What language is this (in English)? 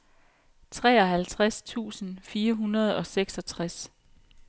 Danish